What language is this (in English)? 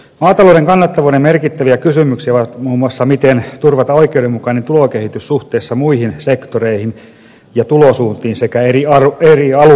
Finnish